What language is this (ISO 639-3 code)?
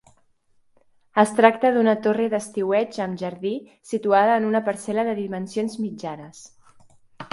cat